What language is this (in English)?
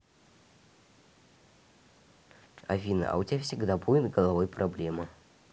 Russian